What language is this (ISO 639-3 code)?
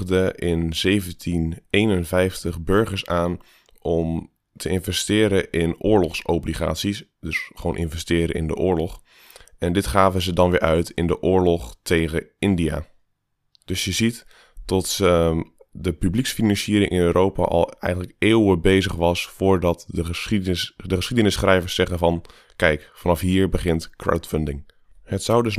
nld